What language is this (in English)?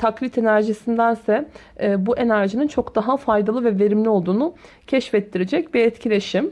Turkish